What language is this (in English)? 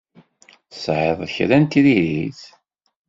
Kabyle